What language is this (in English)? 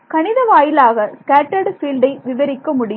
Tamil